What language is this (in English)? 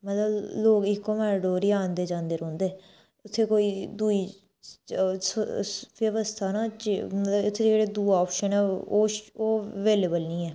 Dogri